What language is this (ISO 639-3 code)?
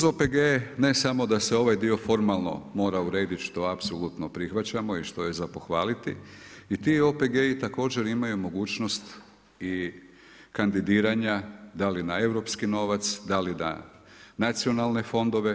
hrv